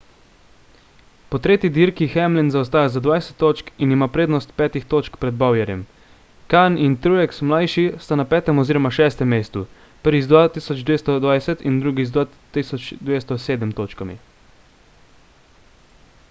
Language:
Slovenian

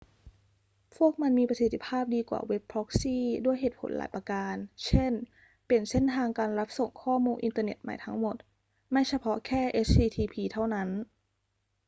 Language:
Thai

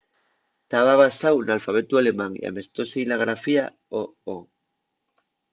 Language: Asturian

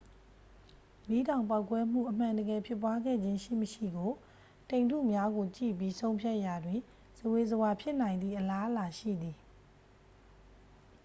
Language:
Burmese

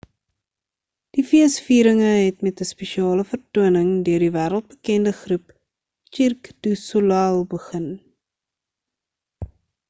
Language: Afrikaans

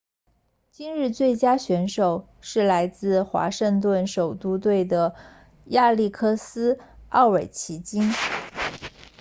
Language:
Chinese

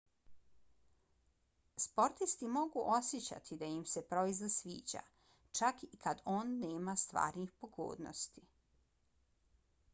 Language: Bosnian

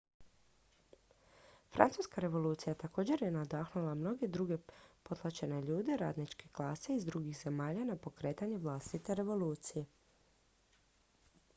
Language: Croatian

